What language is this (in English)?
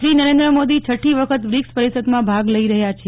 Gujarati